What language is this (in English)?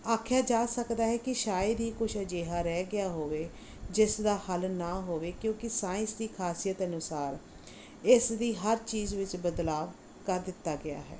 Punjabi